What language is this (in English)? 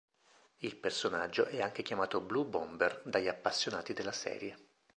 Italian